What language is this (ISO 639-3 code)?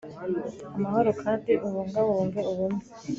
kin